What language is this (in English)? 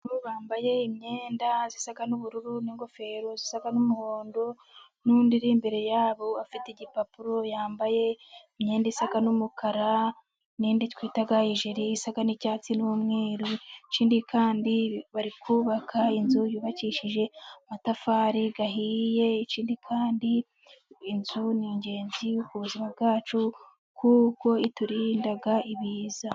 Kinyarwanda